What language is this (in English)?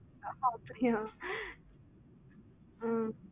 Tamil